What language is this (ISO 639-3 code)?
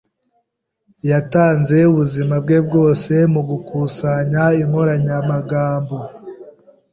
kin